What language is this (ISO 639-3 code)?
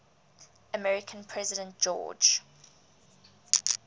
eng